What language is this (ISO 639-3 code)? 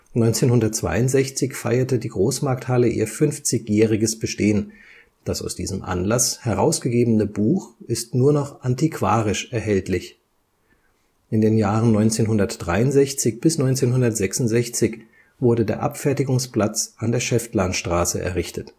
deu